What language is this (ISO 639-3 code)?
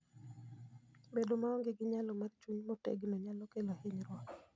luo